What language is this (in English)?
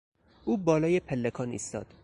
Persian